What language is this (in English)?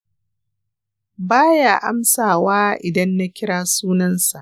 Hausa